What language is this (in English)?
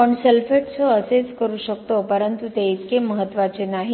Marathi